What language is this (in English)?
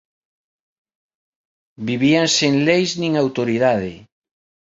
Galician